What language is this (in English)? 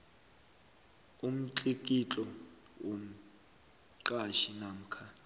South Ndebele